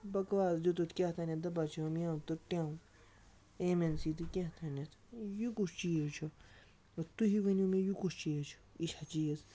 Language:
Kashmiri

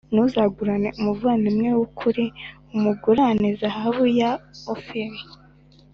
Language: Kinyarwanda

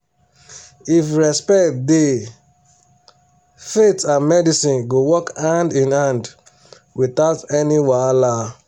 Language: Nigerian Pidgin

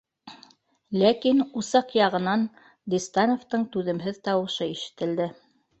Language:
Bashkir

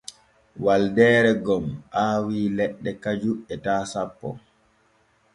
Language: Borgu Fulfulde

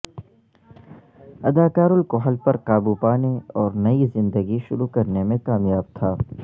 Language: Urdu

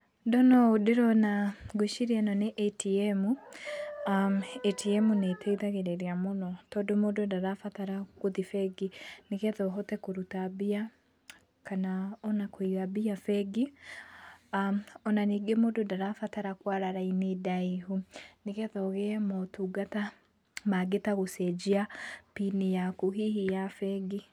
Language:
Kikuyu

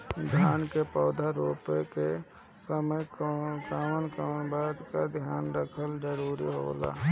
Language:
Bhojpuri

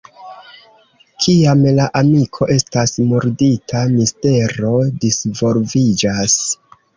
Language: Esperanto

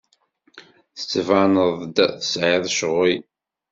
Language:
Kabyle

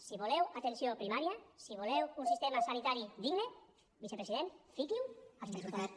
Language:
Catalan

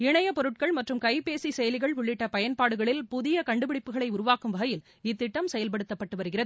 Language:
Tamil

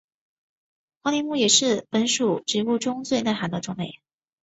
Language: Chinese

